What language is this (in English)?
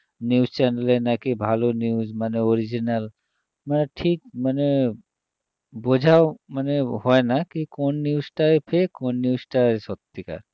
Bangla